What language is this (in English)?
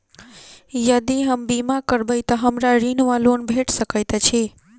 Maithili